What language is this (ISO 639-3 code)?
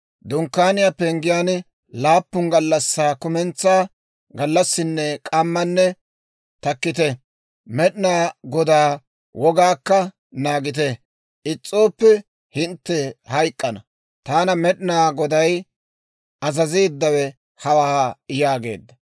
dwr